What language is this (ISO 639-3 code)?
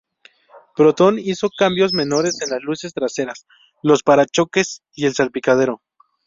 spa